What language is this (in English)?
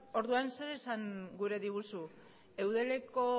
Basque